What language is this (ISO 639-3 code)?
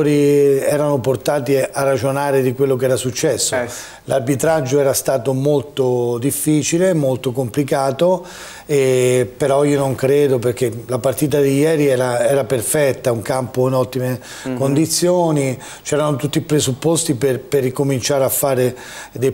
ita